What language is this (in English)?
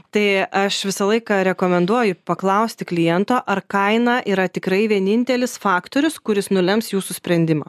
Lithuanian